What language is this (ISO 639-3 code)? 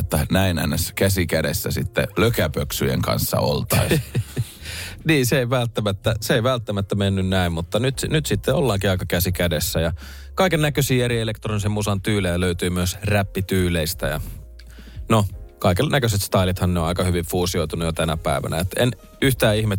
fin